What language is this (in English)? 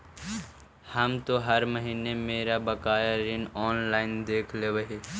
Magahi